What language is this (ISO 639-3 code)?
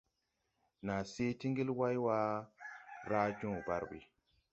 tui